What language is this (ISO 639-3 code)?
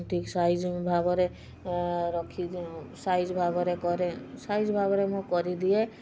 ori